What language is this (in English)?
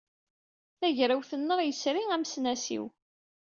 Kabyle